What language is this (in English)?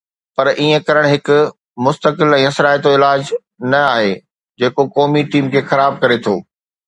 Sindhi